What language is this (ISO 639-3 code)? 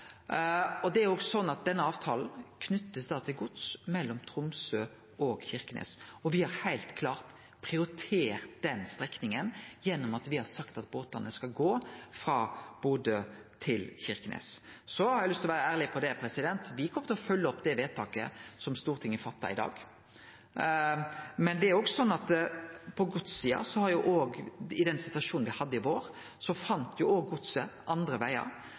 nno